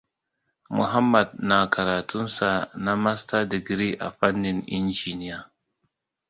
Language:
Hausa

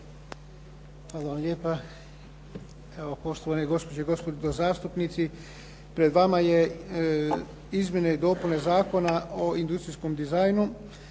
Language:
Croatian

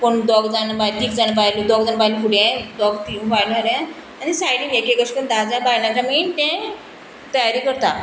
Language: Konkani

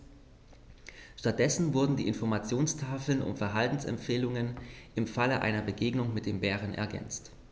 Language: German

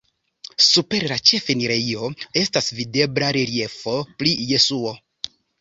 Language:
Esperanto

